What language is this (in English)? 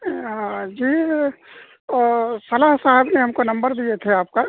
Urdu